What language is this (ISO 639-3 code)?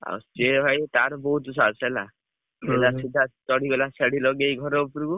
ori